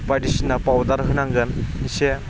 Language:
Bodo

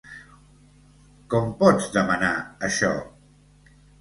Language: Catalan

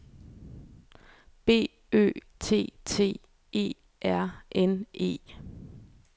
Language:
Danish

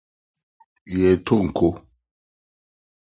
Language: Akan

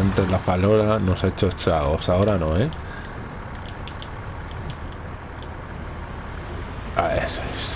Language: Spanish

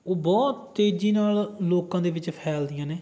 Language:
Punjabi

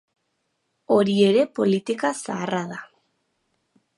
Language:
Basque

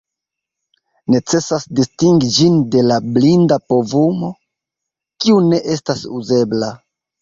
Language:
Esperanto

